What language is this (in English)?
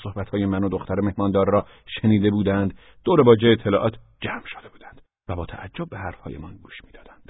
Persian